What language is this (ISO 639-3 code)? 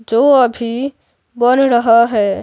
hin